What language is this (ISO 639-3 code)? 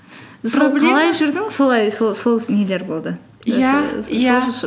kaz